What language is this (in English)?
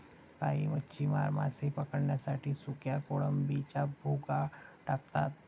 Marathi